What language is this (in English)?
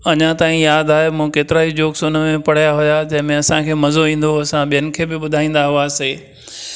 Sindhi